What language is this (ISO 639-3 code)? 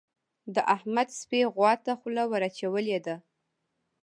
pus